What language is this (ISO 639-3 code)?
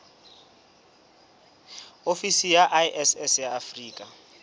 sot